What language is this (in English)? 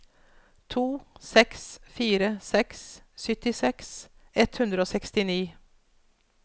Norwegian